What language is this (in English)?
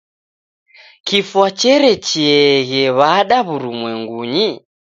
Taita